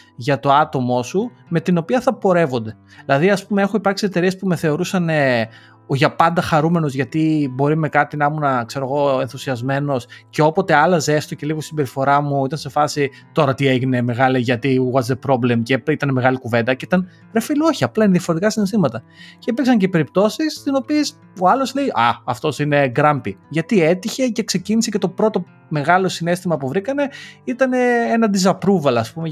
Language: Greek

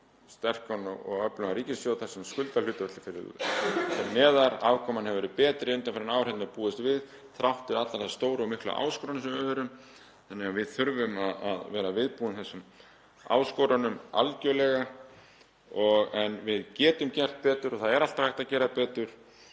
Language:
Icelandic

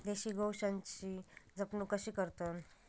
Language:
Marathi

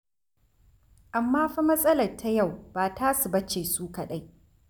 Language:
Hausa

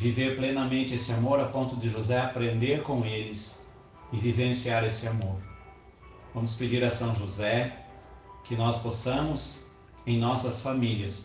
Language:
Portuguese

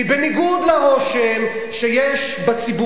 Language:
Hebrew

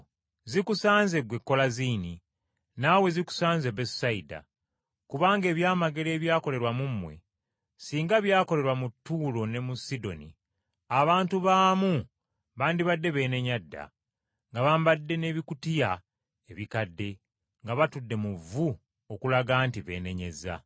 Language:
Ganda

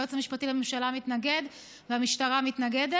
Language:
Hebrew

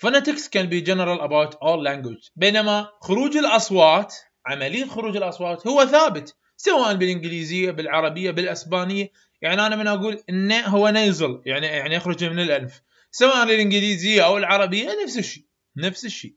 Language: Arabic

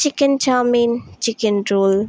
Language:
Assamese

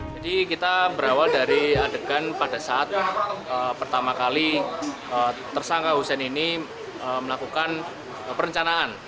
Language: Indonesian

